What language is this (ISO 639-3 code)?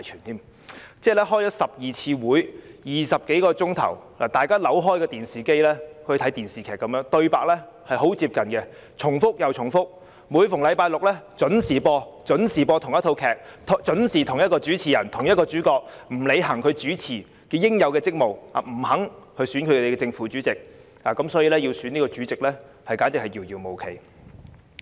yue